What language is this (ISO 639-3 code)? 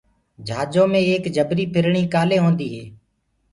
ggg